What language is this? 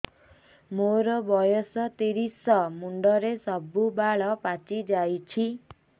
Odia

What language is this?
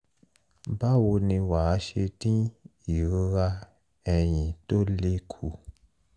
Yoruba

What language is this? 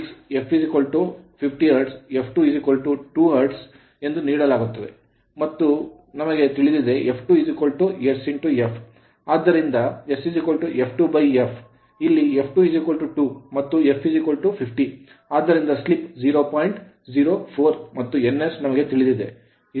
Kannada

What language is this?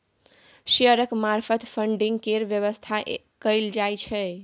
Maithili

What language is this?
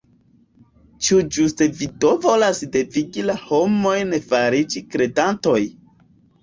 Esperanto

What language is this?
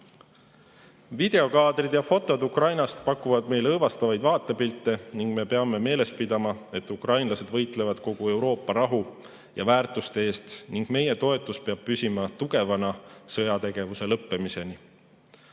Estonian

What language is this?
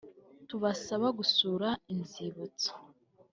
Kinyarwanda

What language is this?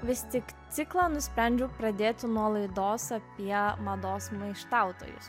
Lithuanian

